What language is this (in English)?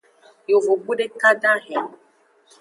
Aja (Benin)